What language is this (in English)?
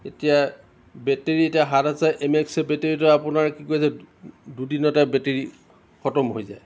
Assamese